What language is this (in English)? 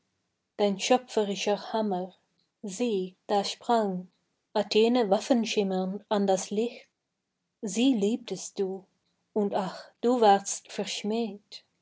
German